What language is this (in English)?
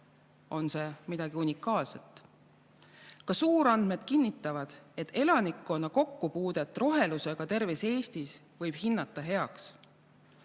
Estonian